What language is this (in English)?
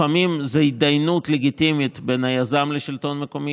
Hebrew